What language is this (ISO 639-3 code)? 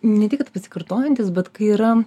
lit